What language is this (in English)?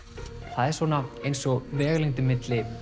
Icelandic